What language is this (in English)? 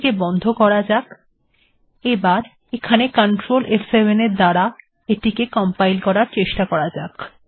Bangla